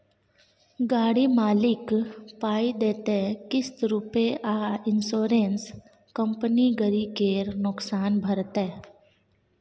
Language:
Maithili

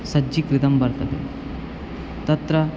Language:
Sanskrit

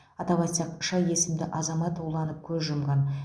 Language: Kazakh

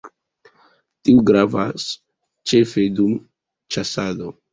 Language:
Esperanto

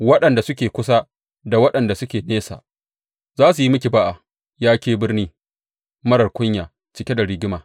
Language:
Hausa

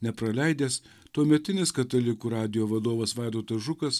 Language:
Lithuanian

